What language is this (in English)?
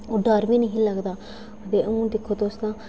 Dogri